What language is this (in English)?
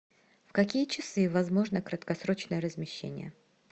Russian